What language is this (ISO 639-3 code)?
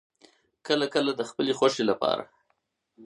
pus